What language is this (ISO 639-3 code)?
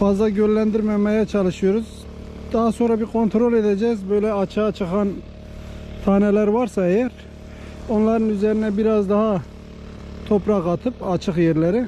tur